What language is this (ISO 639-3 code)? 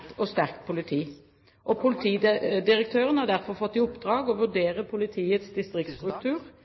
nob